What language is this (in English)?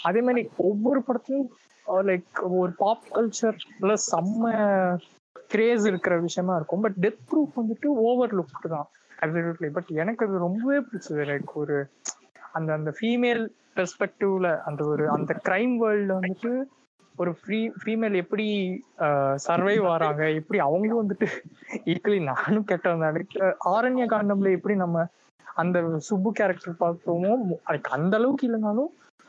Tamil